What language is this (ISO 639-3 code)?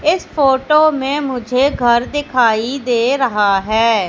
hin